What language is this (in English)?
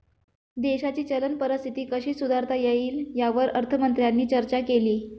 Marathi